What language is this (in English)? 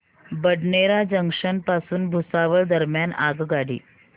Marathi